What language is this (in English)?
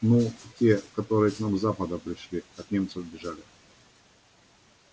Russian